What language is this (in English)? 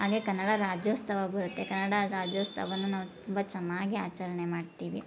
Kannada